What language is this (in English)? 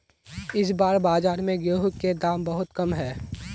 Magahi